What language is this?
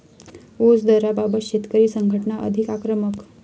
Marathi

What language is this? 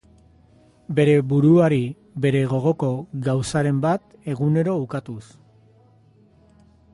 Basque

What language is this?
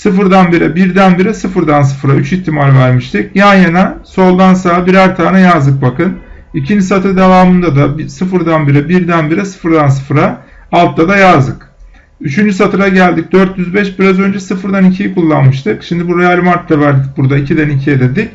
Turkish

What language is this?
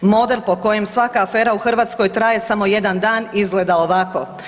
Croatian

